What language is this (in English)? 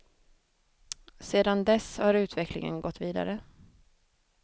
Swedish